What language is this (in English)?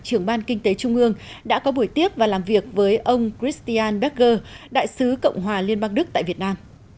Vietnamese